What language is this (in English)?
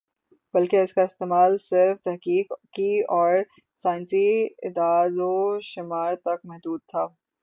Urdu